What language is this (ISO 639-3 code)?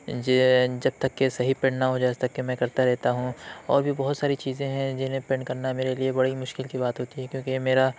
urd